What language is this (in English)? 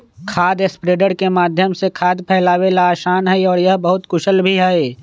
Magahi